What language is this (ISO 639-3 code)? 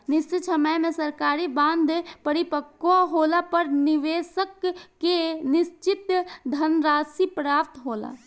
bho